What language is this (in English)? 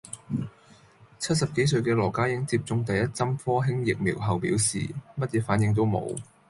Cantonese